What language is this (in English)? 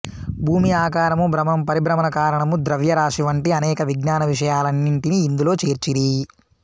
Telugu